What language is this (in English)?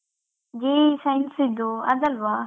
Kannada